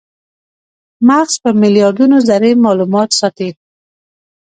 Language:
Pashto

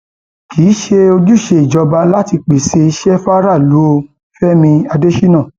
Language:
Yoruba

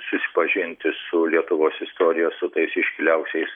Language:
Lithuanian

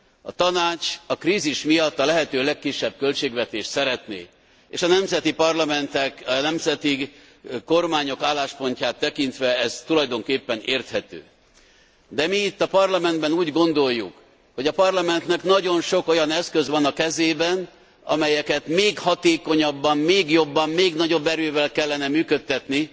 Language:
Hungarian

